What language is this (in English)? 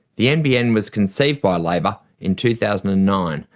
English